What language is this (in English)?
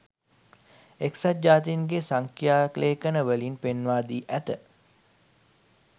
Sinhala